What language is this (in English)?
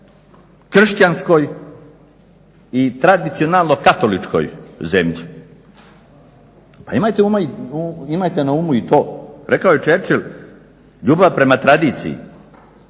Croatian